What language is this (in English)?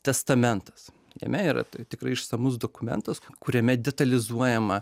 Lithuanian